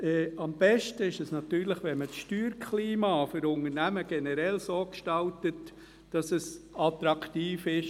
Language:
Swiss German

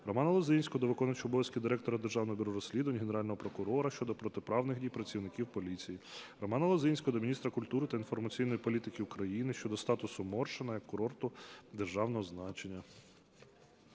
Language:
Ukrainian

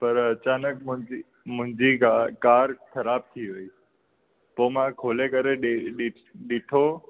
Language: Sindhi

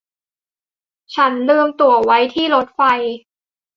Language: Thai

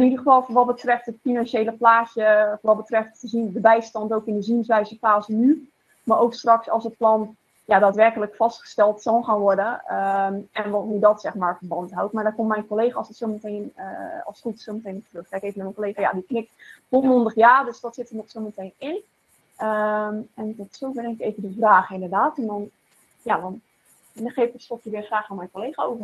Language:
Dutch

